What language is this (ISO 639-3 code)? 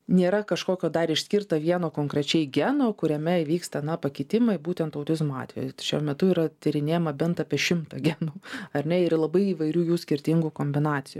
lit